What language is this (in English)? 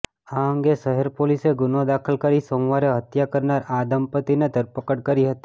Gujarati